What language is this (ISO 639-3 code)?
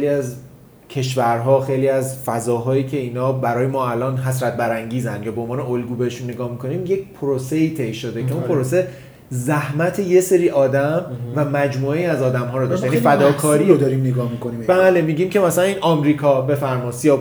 fas